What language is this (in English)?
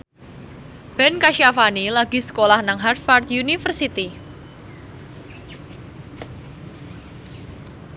Javanese